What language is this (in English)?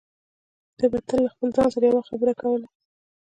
Pashto